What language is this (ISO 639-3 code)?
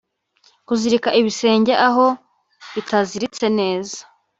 kin